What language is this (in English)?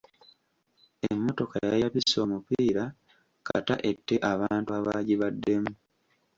Ganda